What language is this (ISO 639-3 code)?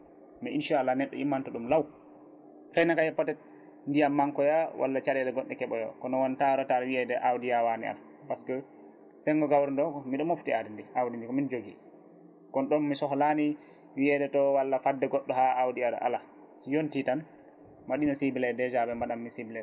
ful